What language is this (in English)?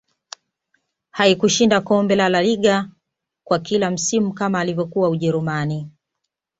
Swahili